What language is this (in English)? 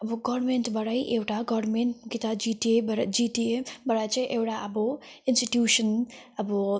Nepali